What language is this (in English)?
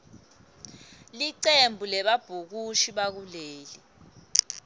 Swati